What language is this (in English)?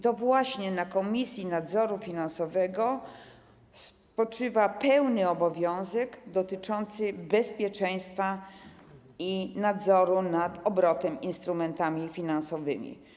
Polish